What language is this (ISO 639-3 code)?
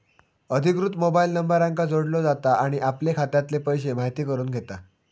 mar